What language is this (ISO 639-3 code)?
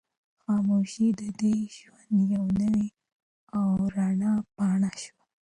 pus